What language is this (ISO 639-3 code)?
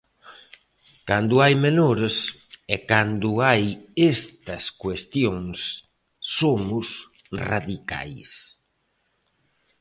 glg